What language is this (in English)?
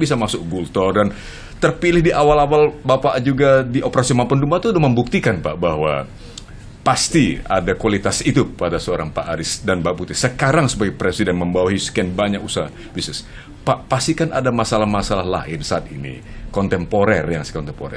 Indonesian